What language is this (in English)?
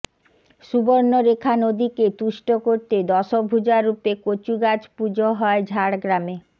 Bangla